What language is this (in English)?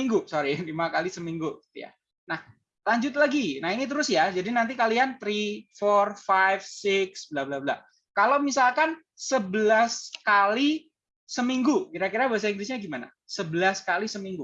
Indonesian